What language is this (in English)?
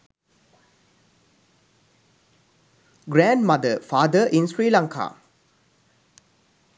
Sinhala